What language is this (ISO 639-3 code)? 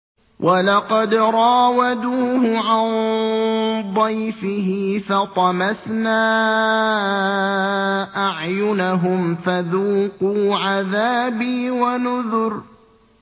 ara